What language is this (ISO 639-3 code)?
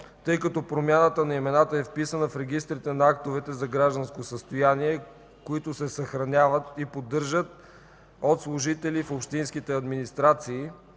bul